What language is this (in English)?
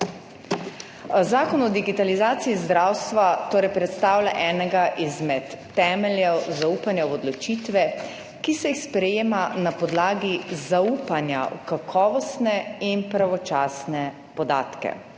Slovenian